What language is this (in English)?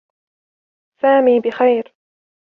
Arabic